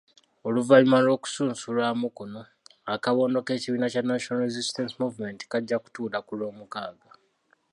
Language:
Ganda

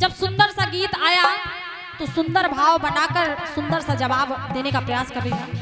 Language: Hindi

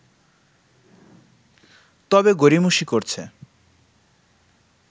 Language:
Bangla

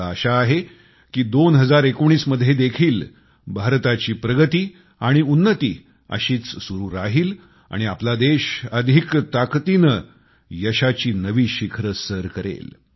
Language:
Marathi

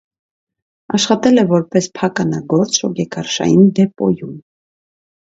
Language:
Armenian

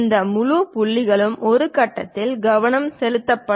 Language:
Tamil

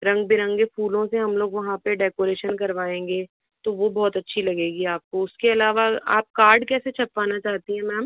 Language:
Hindi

